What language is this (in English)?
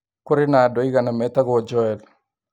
Kikuyu